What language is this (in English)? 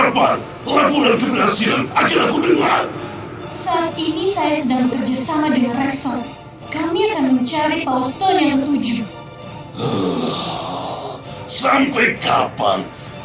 Indonesian